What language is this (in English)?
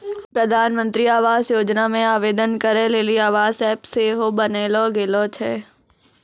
Maithili